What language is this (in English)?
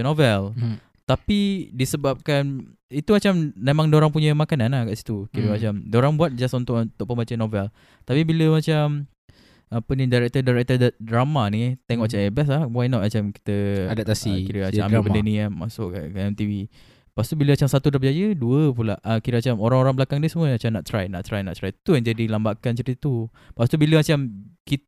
Malay